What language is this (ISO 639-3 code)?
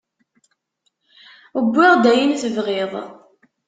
kab